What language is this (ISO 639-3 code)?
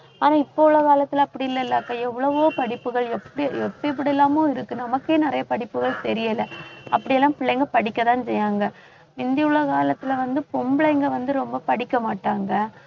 tam